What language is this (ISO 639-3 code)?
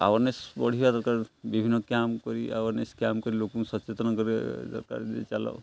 ori